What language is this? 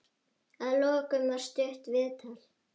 Icelandic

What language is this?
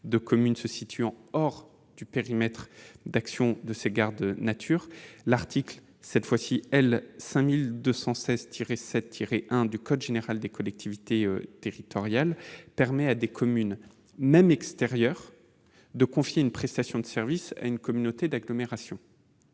French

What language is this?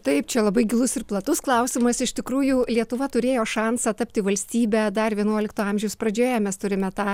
Lithuanian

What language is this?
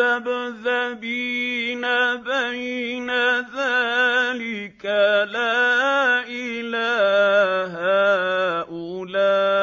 Arabic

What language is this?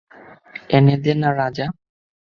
Bangla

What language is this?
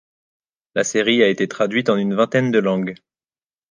French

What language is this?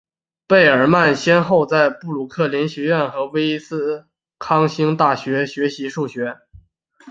Chinese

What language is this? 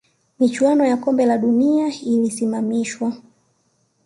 Swahili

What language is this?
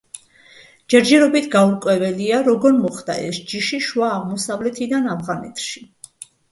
Georgian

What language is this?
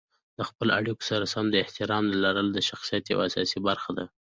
Pashto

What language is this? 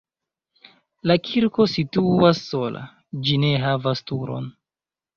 Esperanto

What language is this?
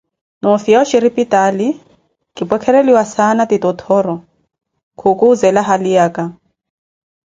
Koti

